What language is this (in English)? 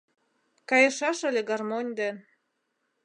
Mari